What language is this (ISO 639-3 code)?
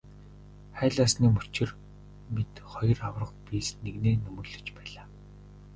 mon